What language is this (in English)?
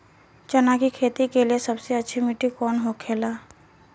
Bhojpuri